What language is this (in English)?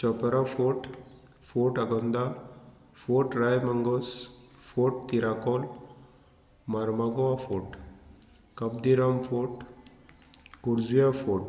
Konkani